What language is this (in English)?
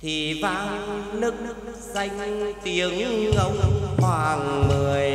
Vietnamese